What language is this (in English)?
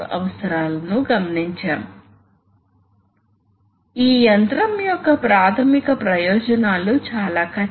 Telugu